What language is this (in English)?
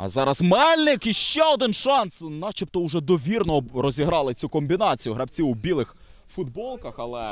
Ukrainian